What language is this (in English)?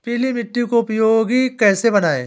Hindi